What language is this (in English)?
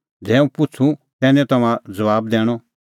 Kullu Pahari